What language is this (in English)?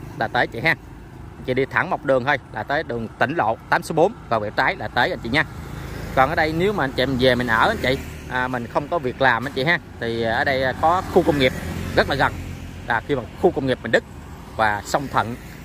Vietnamese